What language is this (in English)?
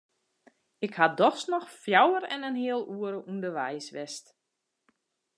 Western Frisian